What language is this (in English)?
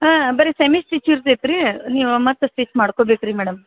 Kannada